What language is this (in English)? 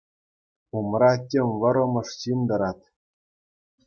Chuvash